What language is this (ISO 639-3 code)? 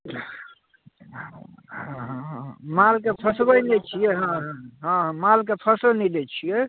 mai